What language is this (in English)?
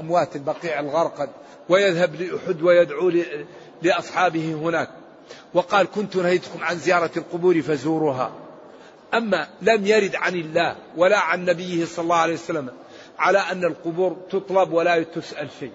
Arabic